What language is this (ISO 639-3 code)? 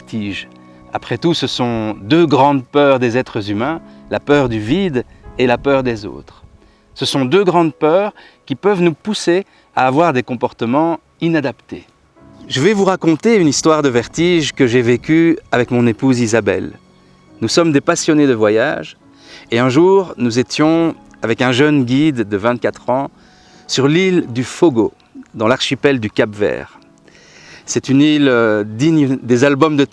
fra